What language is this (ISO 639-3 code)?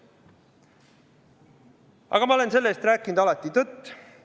est